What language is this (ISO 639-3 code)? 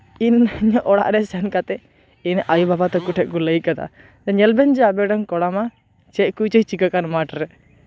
sat